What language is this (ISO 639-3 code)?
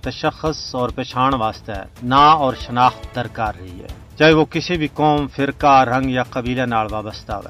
urd